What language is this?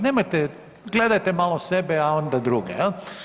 Croatian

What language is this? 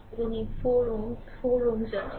Bangla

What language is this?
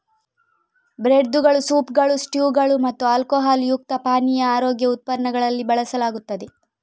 Kannada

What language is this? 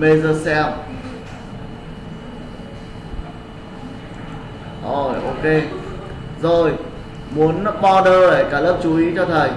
Vietnamese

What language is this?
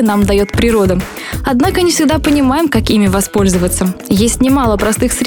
Russian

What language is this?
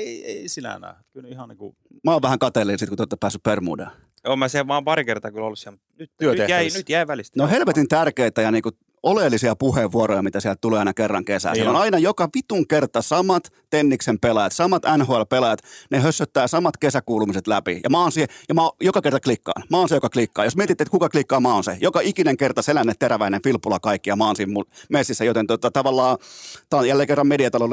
Finnish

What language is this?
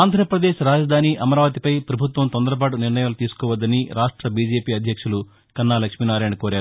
Telugu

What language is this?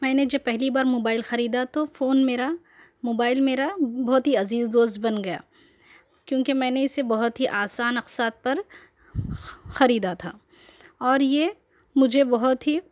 Urdu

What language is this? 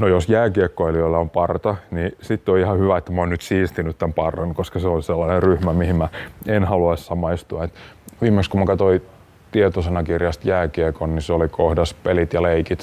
Finnish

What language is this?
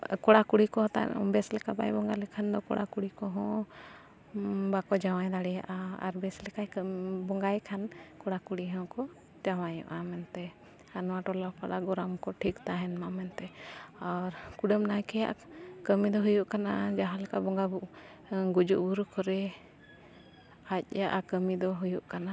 Santali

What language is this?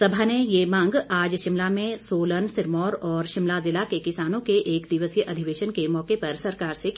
Hindi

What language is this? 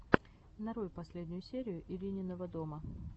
Russian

